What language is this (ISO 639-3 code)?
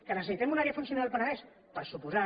cat